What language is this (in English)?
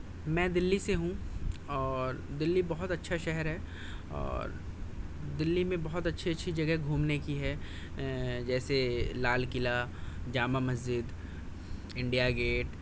Urdu